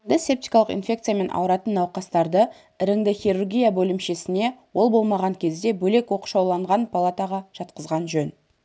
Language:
Kazakh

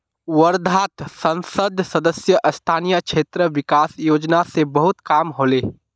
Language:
Magahi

